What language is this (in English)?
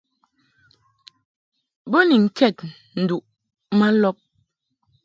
Mungaka